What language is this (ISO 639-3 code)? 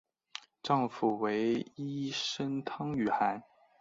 zho